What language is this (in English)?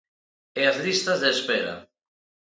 Galician